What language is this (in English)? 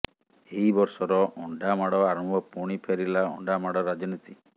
Odia